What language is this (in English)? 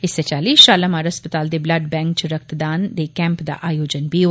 Dogri